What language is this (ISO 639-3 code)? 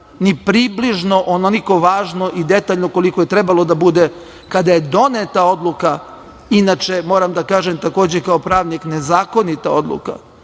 srp